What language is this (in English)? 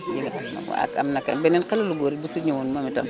Wolof